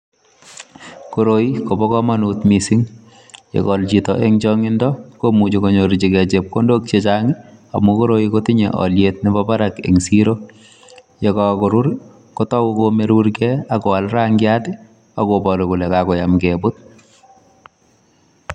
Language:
Kalenjin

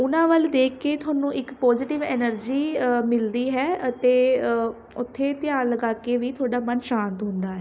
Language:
Punjabi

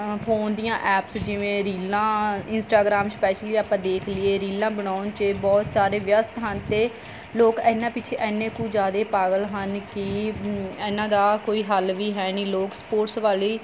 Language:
Punjabi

